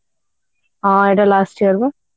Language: Odia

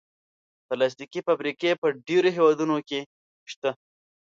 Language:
Pashto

